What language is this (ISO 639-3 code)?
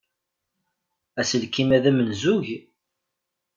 kab